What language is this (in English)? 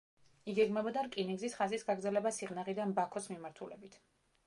Georgian